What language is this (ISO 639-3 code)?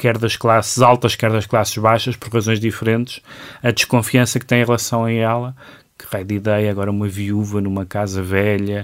por